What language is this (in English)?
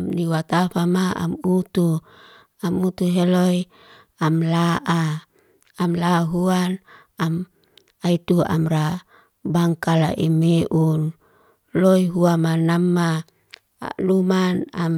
Liana-Seti